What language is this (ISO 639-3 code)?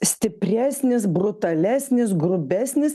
lit